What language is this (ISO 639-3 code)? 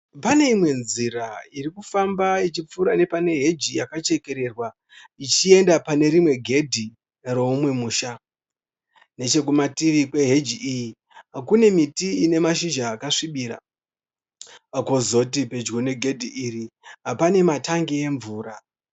sna